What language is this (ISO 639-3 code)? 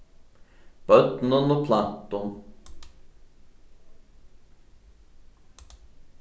fao